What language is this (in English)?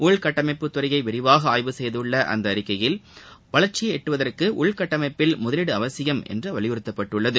Tamil